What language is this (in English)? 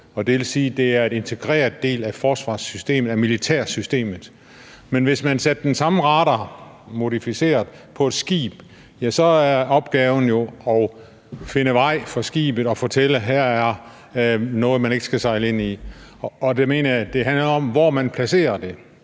Danish